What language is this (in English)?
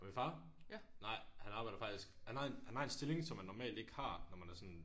Danish